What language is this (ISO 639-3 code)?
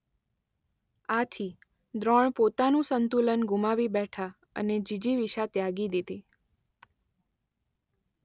guj